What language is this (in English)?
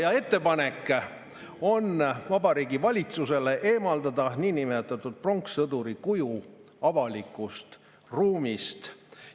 Estonian